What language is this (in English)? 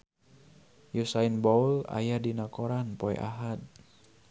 Sundanese